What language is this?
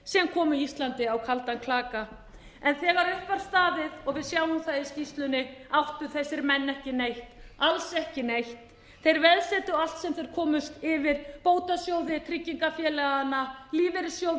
Icelandic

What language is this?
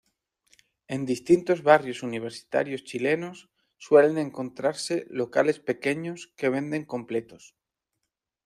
Spanish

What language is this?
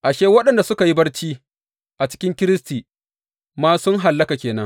Hausa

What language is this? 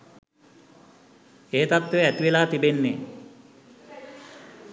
Sinhala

